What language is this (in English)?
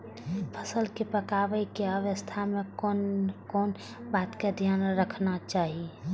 Maithili